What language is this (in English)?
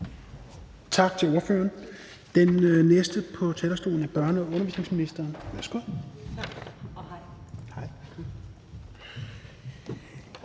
Danish